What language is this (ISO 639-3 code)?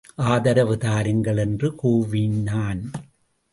tam